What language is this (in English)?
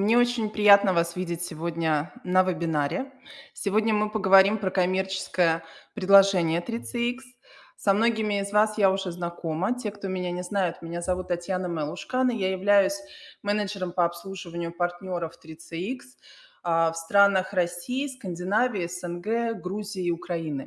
Russian